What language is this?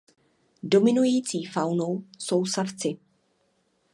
Czech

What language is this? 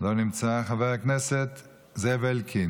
Hebrew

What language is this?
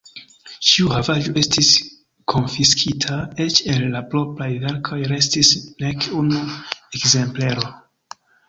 Esperanto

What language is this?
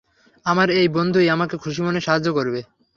Bangla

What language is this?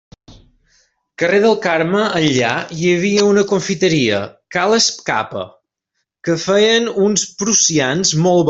Catalan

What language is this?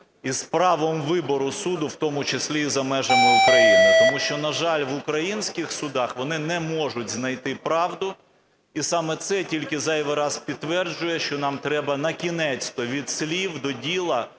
Ukrainian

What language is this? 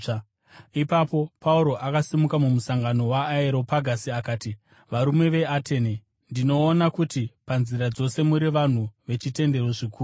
Shona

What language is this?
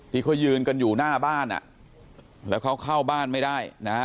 Thai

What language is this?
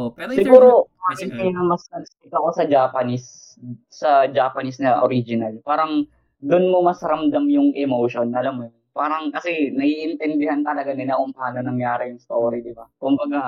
Filipino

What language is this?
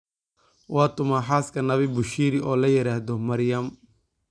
Somali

